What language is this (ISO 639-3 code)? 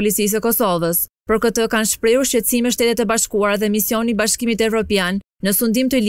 ron